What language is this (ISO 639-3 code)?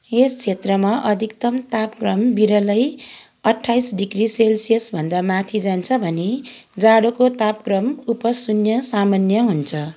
nep